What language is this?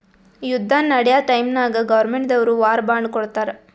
Kannada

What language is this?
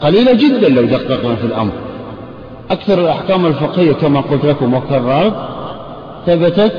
Arabic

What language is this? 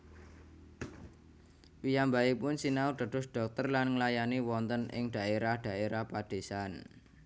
Javanese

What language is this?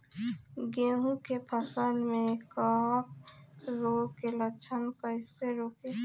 Bhojpuri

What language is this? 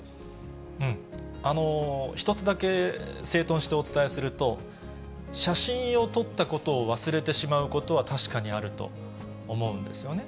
Japanese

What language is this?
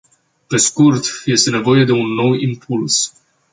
Romanian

